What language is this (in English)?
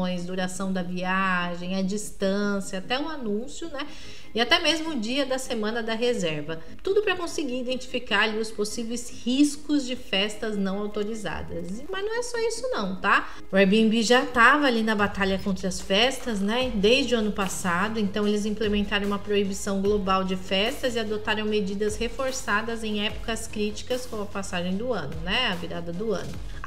Portuguese